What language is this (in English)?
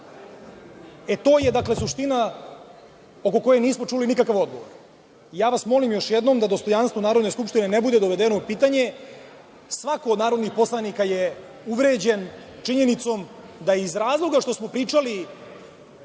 Serbian